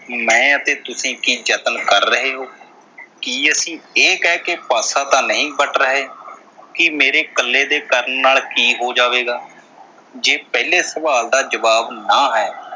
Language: Punjabi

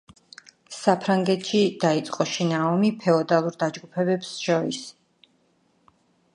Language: Georgian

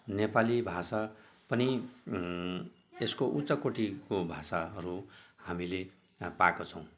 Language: Nepali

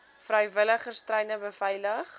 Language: Afrikaans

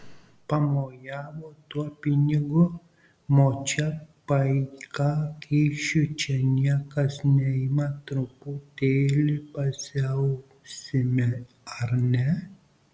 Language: Lithuanian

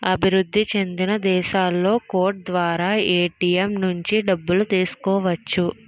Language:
Telugu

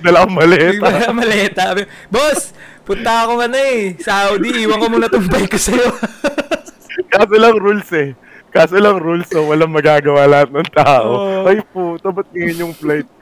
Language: Filipino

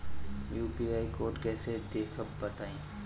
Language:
Bhojpuri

